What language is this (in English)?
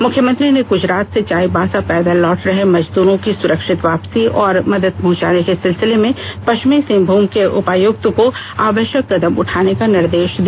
Hindi